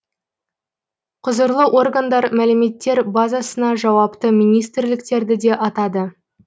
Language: Kazakh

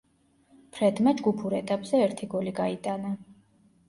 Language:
Georgian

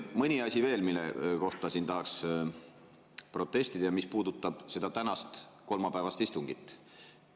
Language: Estonian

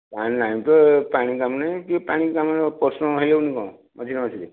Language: Odia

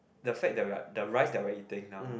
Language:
English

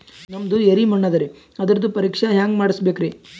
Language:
Kannada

